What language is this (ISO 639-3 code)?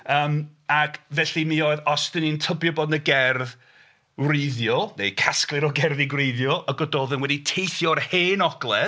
cym